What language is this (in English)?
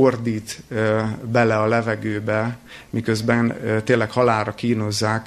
Hungarian